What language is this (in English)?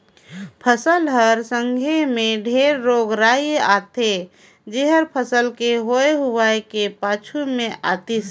Chhattisgarhi